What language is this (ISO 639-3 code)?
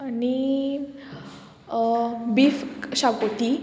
kok